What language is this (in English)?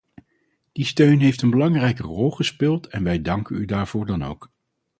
Dutch